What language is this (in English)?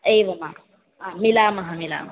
Sanskrit